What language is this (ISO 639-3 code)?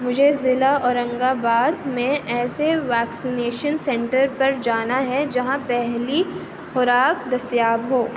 urd